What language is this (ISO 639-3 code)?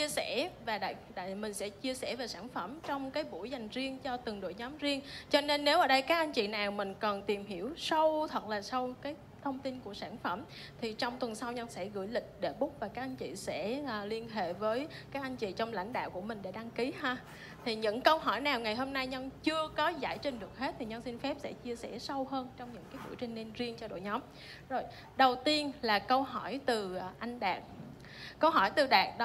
vie